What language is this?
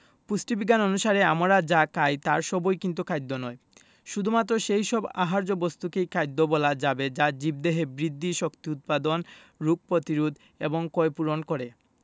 Bangla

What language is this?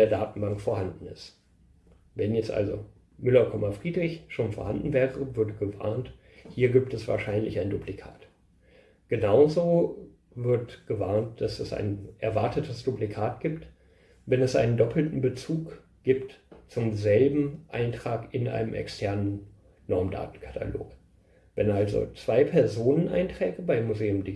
German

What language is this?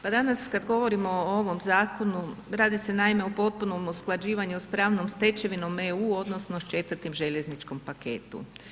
Croatian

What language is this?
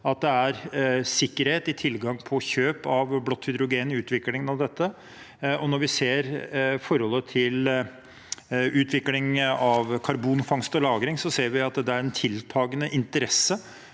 Norwegian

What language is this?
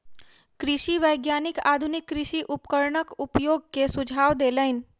Maithili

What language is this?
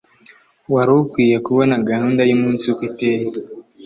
Kinyarwanda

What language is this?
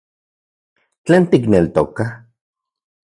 Central Puebla Nahuatl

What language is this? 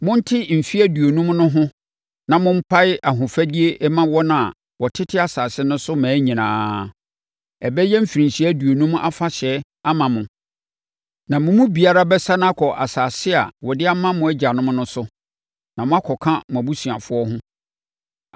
Akan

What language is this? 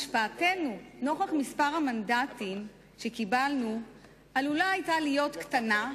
Hebrew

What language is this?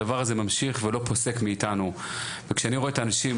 Hebrew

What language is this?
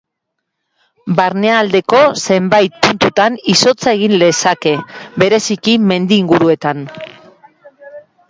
Basque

